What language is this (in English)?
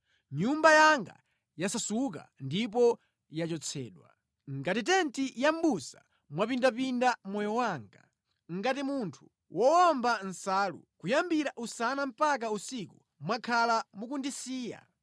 Nyanja